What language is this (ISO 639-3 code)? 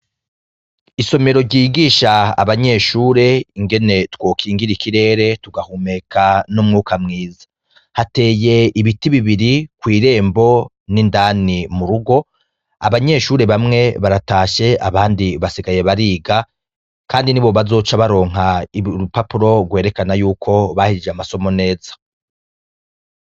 run